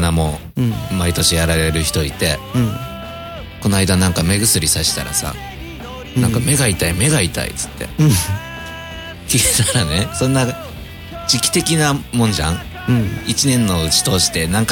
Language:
Japanese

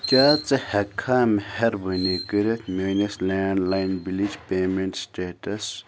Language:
Kashmiri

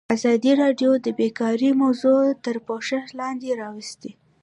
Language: Pashto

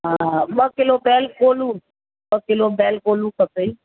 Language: Sindhi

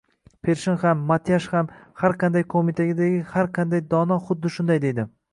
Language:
Uzbek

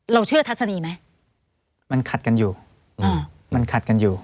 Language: Thai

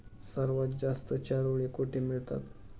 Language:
Marathi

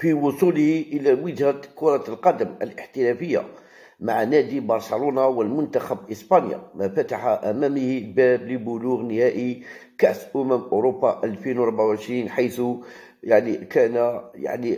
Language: Arabic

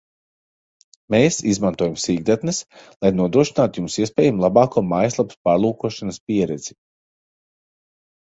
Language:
Latvian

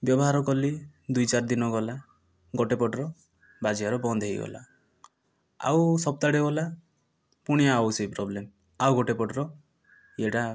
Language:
Odia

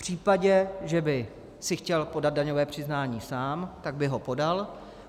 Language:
Czech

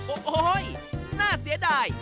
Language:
Thai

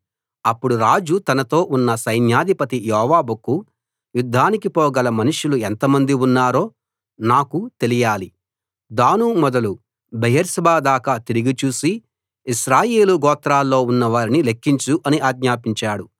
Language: Telugu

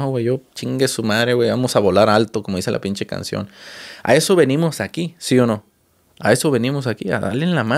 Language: Spanish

